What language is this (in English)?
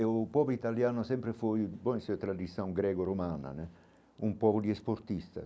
Portuguese